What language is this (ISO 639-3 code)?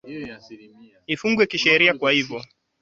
swa